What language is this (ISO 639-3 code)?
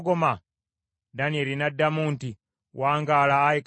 lug